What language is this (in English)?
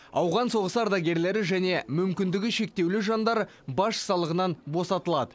Kazakh